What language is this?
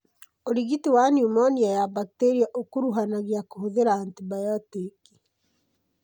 Kikuyu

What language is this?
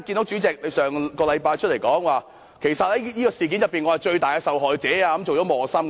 Cantonese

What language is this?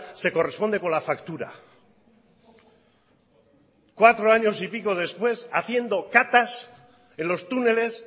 Spanish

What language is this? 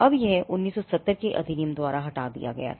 Hindi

